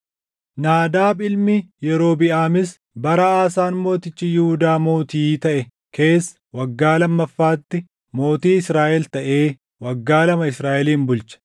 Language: Oromo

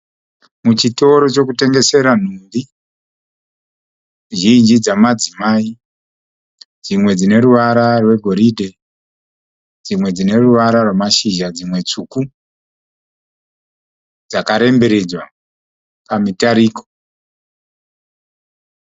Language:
Shona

